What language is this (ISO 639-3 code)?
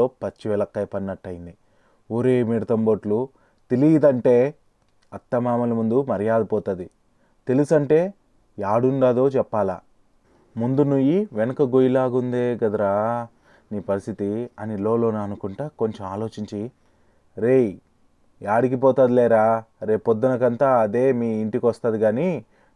tel